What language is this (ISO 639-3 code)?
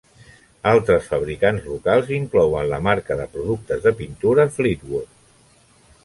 cat